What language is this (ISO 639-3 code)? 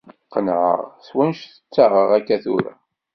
kab